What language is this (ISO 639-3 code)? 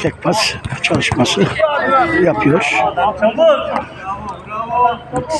tur